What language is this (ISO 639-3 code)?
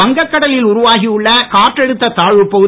tam